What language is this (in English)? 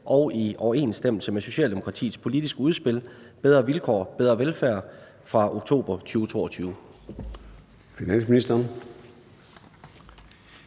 Danish